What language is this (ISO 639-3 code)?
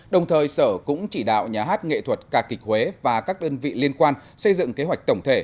vie